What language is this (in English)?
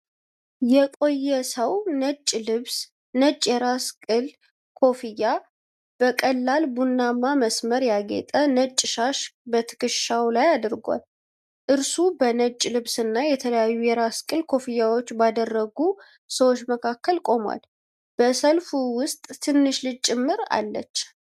Amharic